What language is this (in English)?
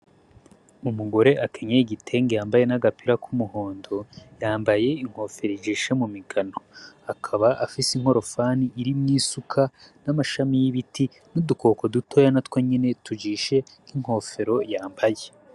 Rundi